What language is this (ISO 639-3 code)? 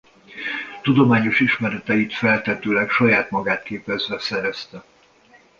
hun